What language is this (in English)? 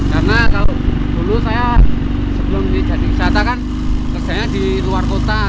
Indonesian